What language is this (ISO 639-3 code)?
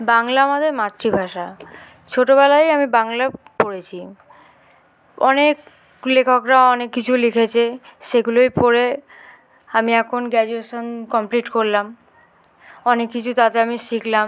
ben